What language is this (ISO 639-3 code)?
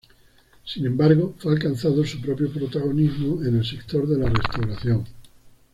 spa